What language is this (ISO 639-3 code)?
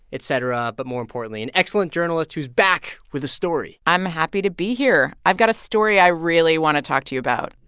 eng